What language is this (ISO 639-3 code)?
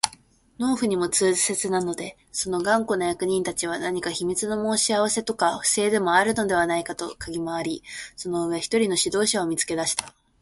jpn